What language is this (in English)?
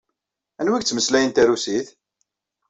Kabyle